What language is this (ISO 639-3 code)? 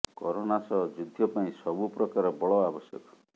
ori